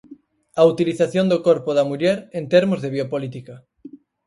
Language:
Galician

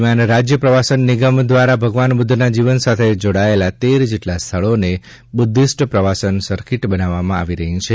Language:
Gujarati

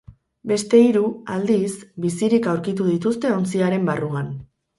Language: Basque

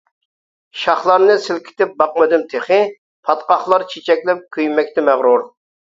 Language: Uyghur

